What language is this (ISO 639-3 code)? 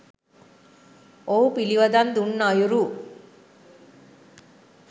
sin